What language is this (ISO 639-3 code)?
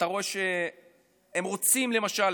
heb